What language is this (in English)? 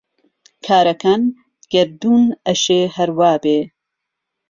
Central Kurdish